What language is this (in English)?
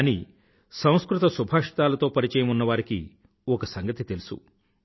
Telugu